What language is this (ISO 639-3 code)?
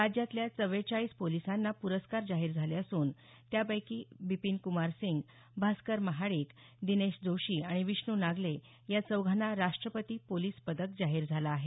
mar